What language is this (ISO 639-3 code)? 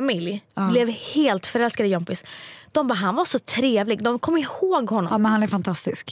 swe